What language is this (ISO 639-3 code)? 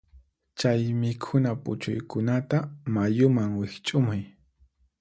qxp